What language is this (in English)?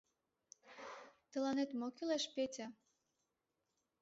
Mari